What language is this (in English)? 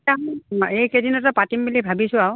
Assamese